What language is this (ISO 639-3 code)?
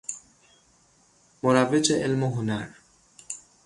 fas